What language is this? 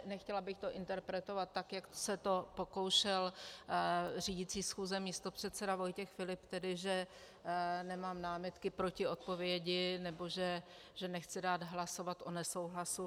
Czech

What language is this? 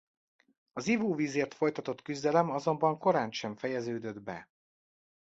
Hungarian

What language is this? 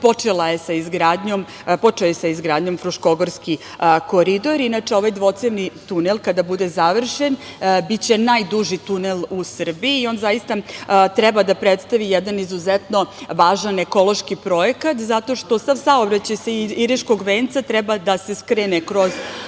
Serbian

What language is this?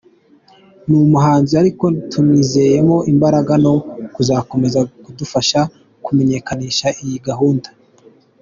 Kinyarwanda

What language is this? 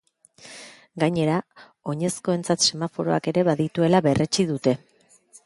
Basque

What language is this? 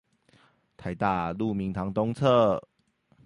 Chinese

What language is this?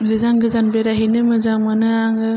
Bodo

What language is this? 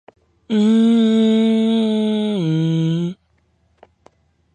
English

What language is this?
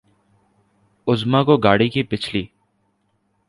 Urdu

